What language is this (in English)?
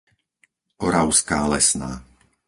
Slovak